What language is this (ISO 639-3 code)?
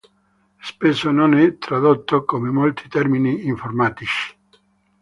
ita